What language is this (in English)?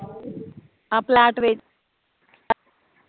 Punjabi